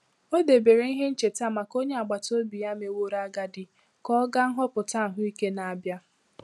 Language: Igbo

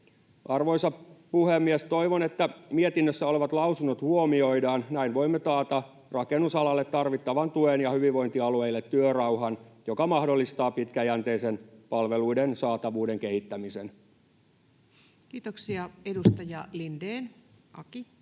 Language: Finnish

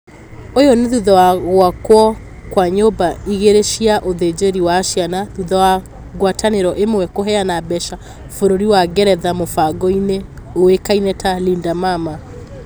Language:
Kikuyu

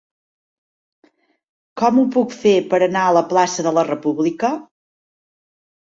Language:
Catalan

